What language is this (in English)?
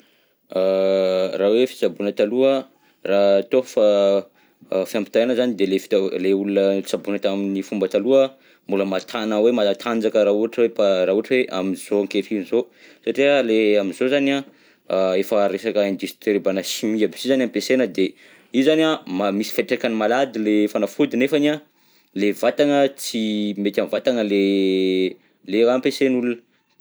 Southern Betsimisaraka Malagasy